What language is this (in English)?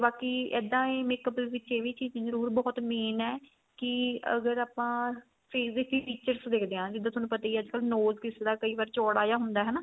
Punjabi